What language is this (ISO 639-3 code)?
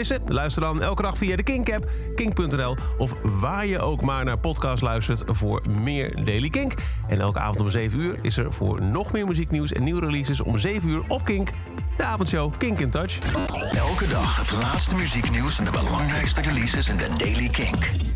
nld